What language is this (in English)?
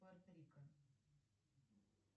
Russian